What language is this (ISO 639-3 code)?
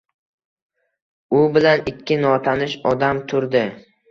uzb